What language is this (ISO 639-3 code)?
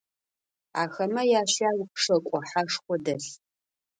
ady